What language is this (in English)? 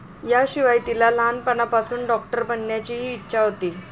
Marathi